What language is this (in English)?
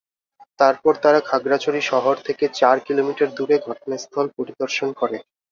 Bangla